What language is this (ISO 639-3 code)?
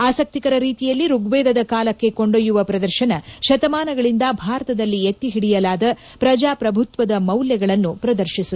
kan